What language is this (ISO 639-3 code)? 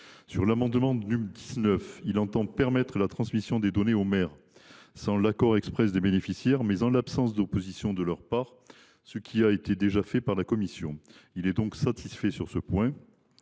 fra